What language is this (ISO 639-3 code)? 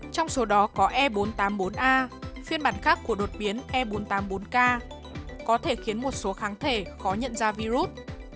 vie